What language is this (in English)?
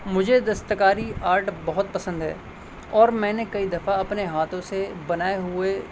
Urdu